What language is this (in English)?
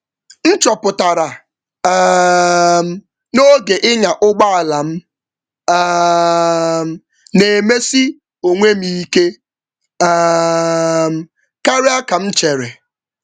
Igbo